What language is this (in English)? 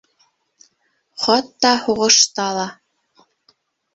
Bashkir